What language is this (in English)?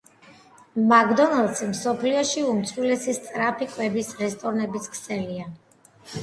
Georgian